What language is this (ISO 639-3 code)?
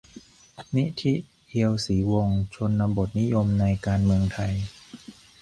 tha